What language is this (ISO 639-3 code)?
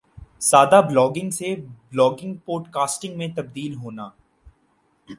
urd